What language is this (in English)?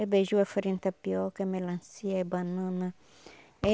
Portuguese